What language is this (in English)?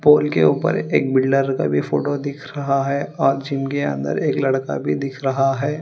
Hindi